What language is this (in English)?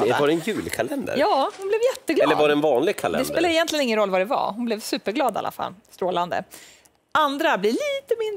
Swedish